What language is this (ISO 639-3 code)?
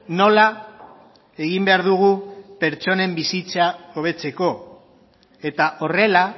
eus